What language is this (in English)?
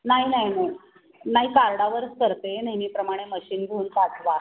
Marathi